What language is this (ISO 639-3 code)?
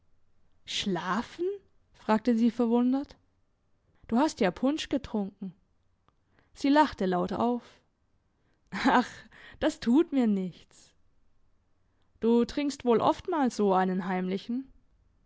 deu